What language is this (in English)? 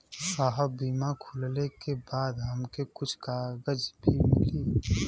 Bhojpuri